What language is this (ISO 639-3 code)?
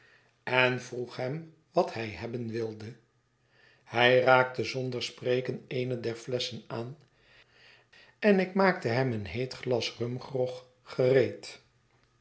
nld